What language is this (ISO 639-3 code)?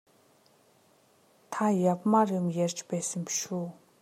mon